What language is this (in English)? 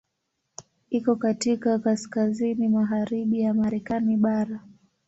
Swahili